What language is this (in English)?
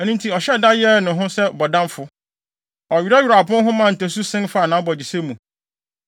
Akan